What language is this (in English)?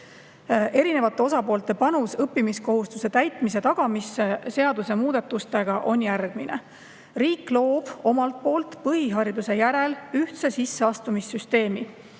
Estonian